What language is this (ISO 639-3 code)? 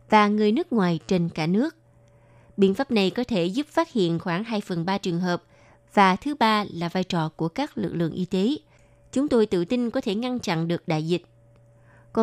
vie